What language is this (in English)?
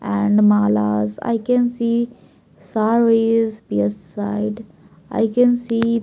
English